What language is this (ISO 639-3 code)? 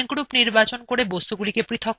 ben